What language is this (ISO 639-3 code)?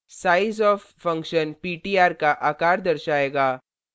hin